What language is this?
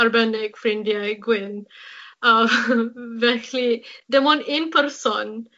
Welsh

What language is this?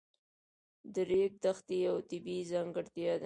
Pashto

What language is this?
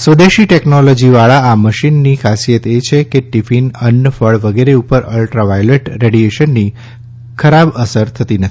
Gujarati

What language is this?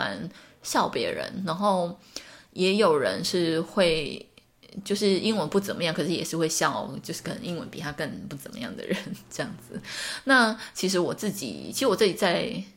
Chinese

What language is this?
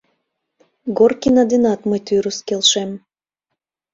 Mari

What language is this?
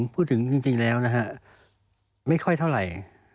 Thai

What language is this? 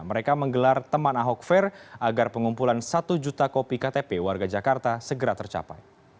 Indonesian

